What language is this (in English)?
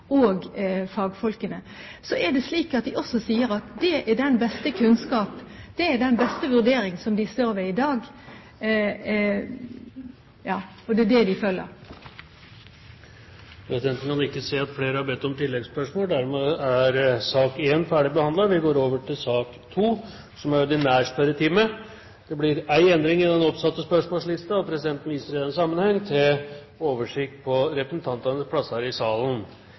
Norwegian Bokmål